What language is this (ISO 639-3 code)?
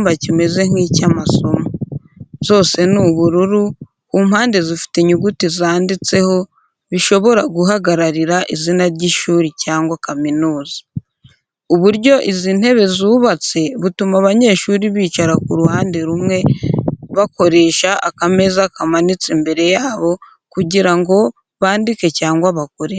kin